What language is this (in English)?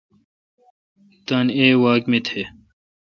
Kalkoti